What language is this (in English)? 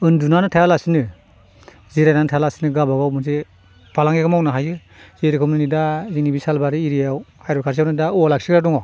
Bodo